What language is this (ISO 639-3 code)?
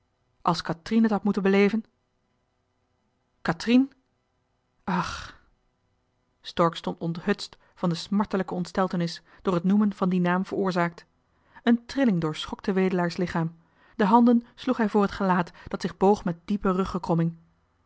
nld